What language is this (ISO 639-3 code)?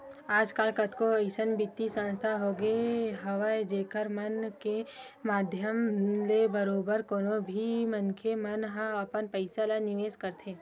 hne